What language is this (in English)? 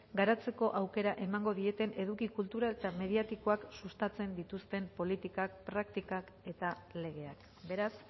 Basque